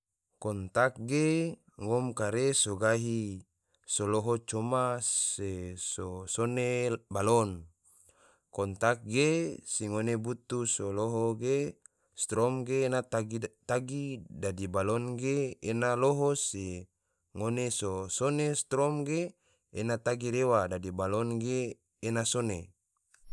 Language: Tidore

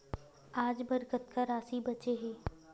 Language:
Chhattisgarhi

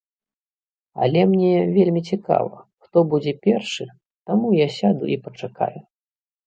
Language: Belarusian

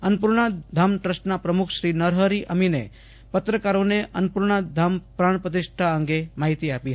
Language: Gujarati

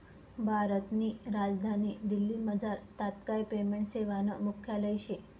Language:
Marathi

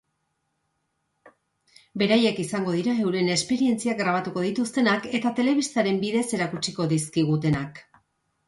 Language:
Basque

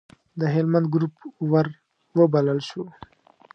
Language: Pashto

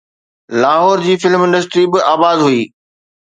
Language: Sindhi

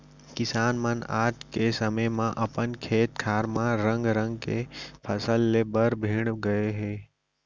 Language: Chhattisgarhi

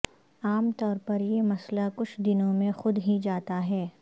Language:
Urdu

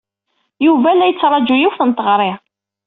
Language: Kabyle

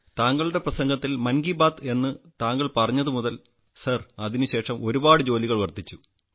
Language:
Malayalam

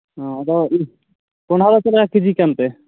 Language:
Santali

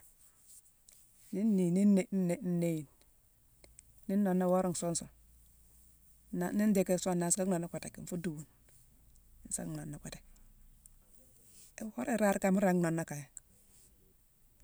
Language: Mansoanka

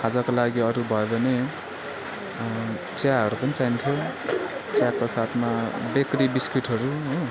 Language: Nepali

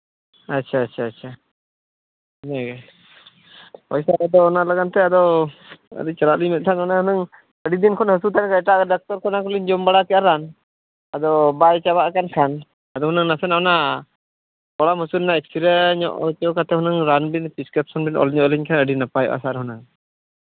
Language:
Santali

